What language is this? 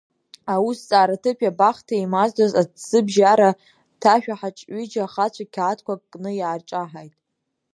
Abkhazian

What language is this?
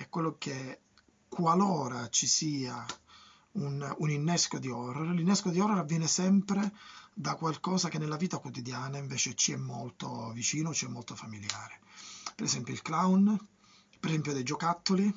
Italian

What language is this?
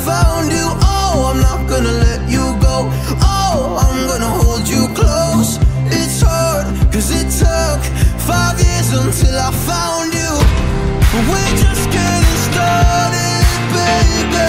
English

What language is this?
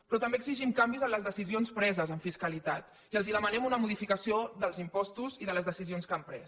Catalan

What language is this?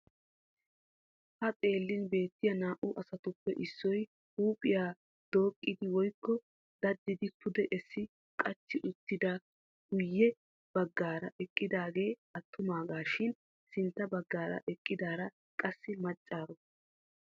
Wolaytta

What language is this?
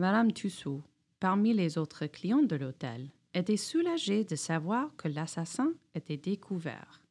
French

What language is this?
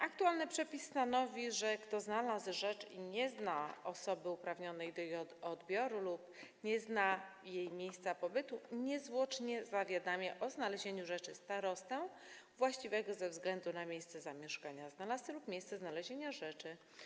Polish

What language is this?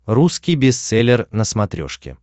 Russian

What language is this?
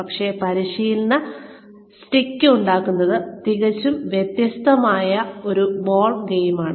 Malayalam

